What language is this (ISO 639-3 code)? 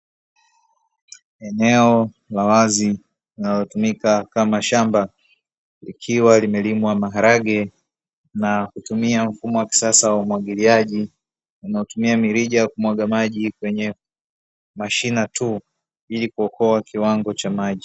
swa